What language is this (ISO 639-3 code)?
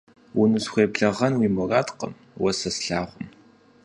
kbd